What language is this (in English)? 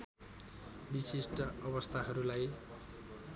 Nepali